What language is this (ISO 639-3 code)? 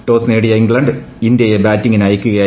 mal